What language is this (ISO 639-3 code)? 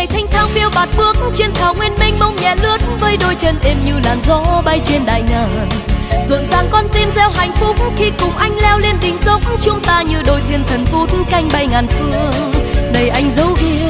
vie